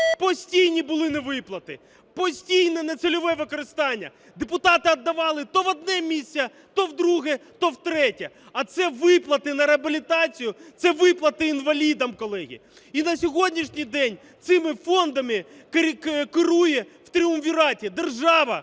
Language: Ukrainian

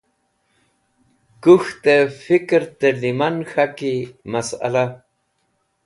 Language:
Wakhi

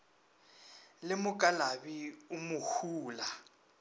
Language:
Northern Sotho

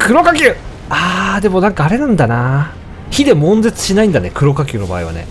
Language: Japanese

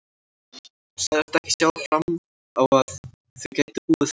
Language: Icelandic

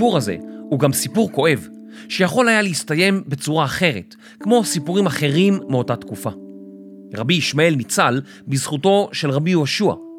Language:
Hebrew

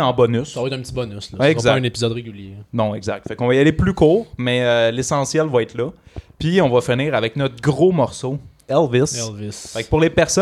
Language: French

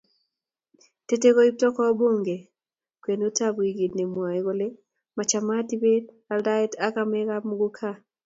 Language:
Kalenjin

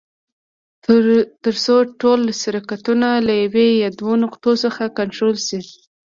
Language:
Pashto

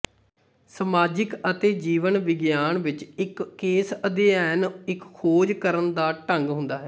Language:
Punjabi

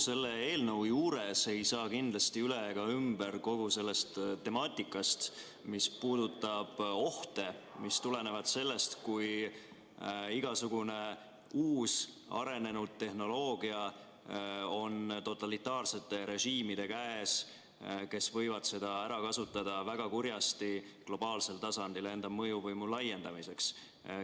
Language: Estonian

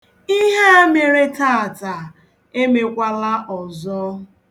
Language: Igbo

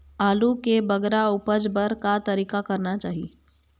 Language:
Chhattisgarhi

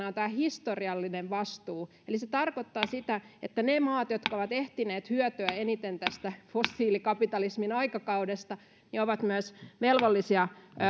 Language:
Finnish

